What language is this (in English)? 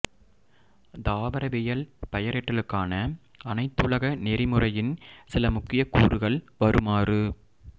Tamil